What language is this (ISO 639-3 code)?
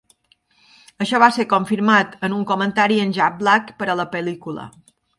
cat